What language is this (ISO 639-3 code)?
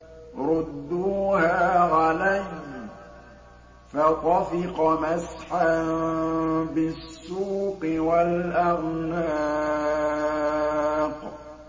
ara